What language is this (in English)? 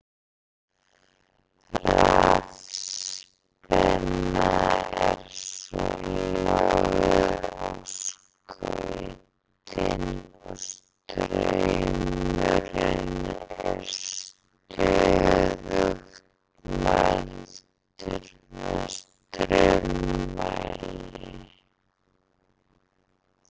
Icelandic